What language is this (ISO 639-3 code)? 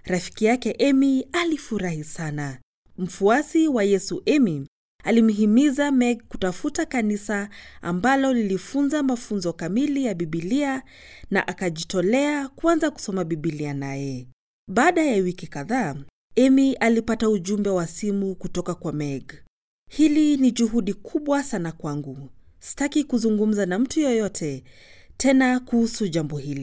swa